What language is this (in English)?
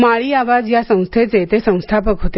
Marathi